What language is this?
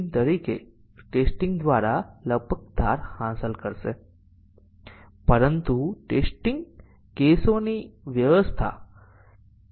Gujarati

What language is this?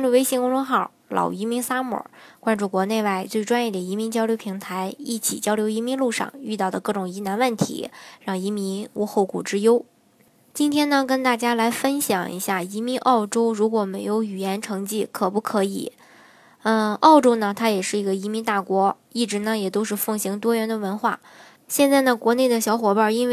Chinese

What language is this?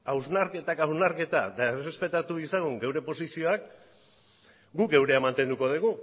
Basque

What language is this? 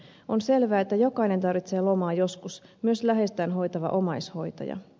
Finnish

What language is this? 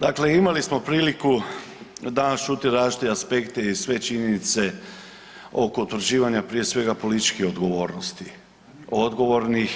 Croatian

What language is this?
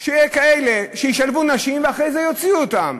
Hebrew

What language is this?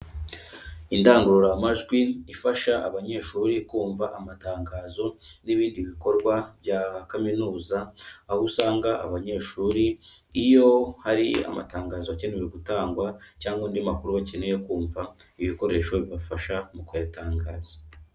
Kinyarwanda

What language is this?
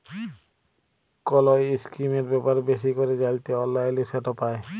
Bangla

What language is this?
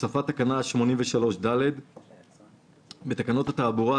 Hebrew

